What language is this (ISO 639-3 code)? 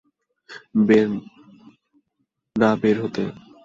ben